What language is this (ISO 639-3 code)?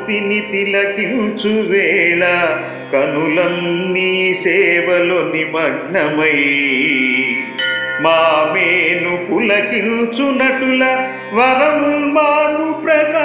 ron